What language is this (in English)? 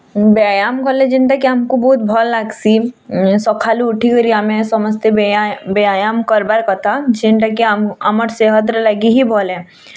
Odia